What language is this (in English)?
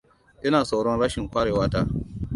Hausa